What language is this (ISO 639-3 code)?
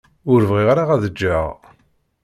kab